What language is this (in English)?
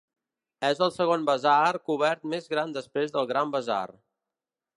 Catalan